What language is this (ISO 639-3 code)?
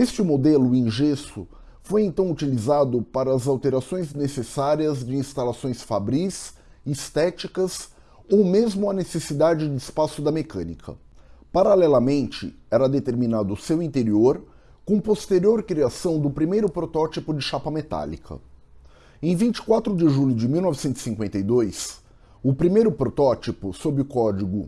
por